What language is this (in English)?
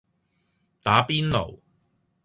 Cantonese